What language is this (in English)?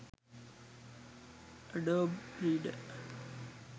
Sinhala